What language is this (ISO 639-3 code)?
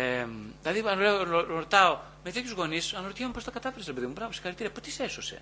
ell